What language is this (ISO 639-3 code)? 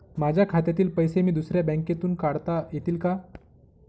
mar